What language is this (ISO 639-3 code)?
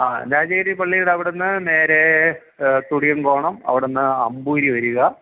mal